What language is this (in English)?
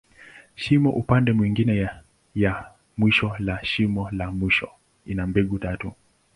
Swahili